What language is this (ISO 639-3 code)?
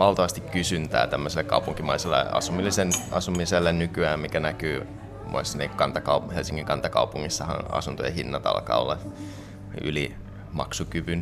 fin